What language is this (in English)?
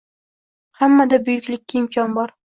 Uzbek